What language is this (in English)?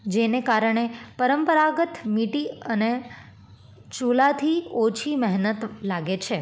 Gujarati